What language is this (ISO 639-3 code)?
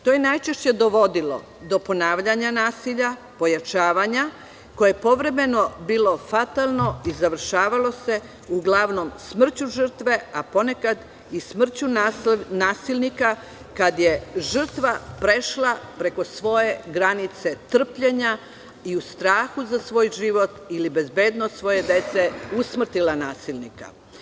srp